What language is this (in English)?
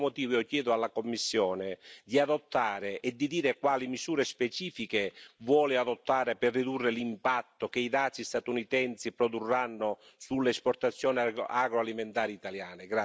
Italian